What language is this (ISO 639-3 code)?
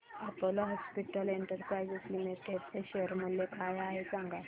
mar